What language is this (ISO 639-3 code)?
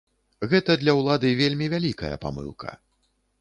bel